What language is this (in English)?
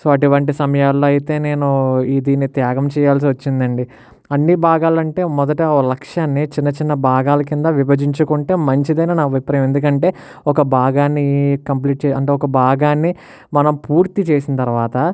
Telugu